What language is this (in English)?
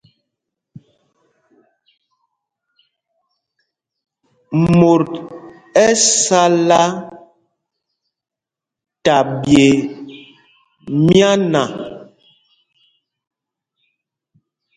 Mpumpong